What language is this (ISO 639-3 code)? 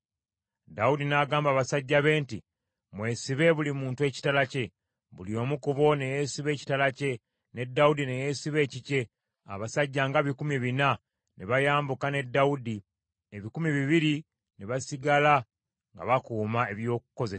lug